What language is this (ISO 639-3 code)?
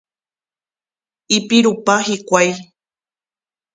grn